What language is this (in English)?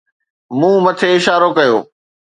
Sindhi